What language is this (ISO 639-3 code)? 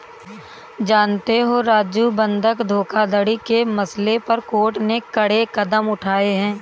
hin